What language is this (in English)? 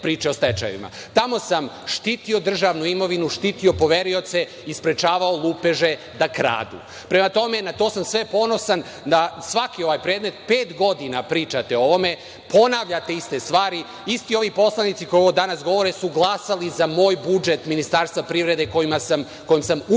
Serbian